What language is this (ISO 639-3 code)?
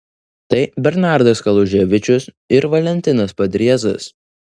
lit